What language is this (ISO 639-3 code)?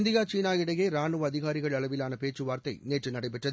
tam